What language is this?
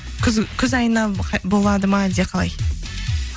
Kazakh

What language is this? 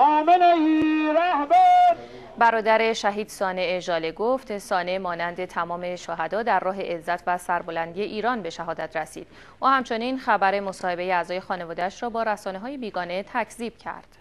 Persian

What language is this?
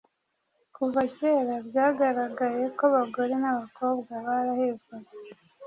Kinyarwanda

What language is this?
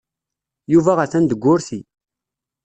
Kabyle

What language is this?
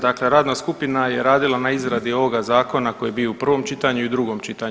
Croatian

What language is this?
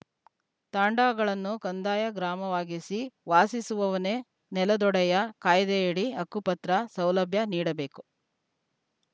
Kannada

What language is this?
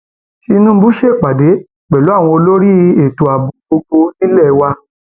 Yoruba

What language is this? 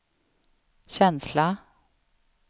Swedish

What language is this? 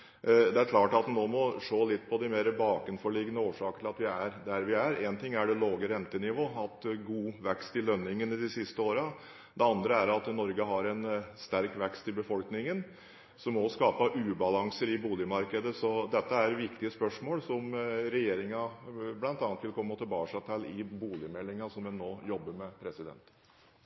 Norwegian Bokmål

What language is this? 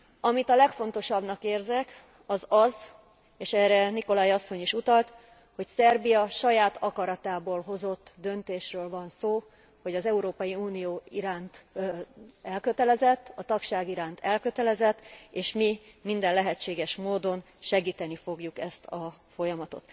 Hungarian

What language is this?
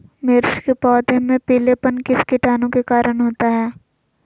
Magahi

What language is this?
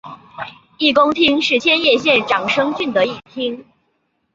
Chinese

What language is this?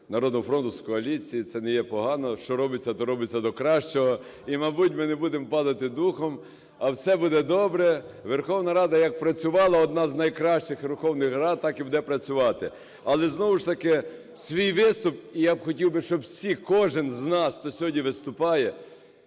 Ukrainian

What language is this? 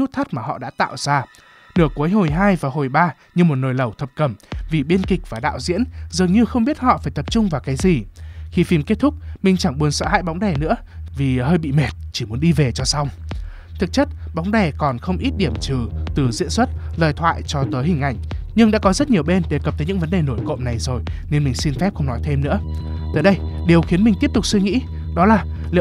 Vietnamese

